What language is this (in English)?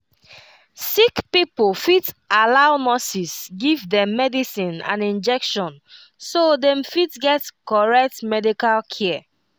Nigerian Pidgin